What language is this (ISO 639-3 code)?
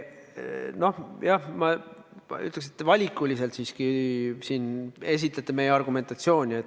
est